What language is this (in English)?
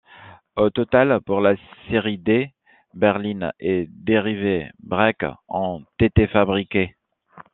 French